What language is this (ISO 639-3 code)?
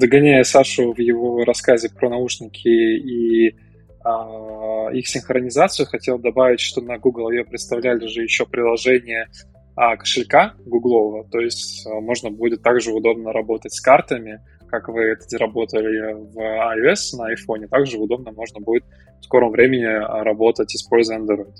rus